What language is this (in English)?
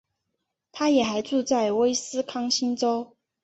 Chinese